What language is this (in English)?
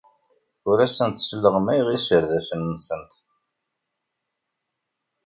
Kabyle